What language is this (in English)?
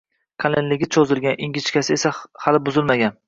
Uzbek